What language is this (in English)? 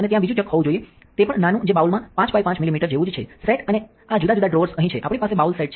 Gujarati